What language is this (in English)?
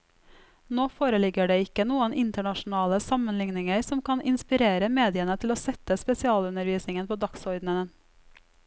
Norwegian